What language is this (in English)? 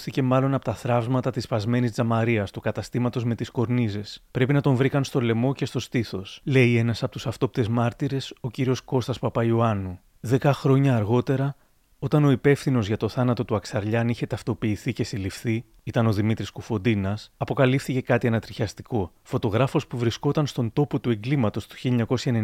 Greek